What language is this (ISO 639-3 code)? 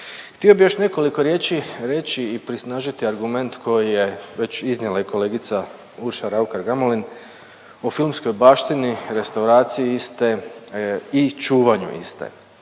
hrv